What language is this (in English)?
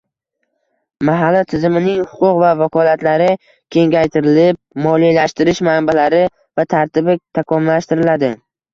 Uzbek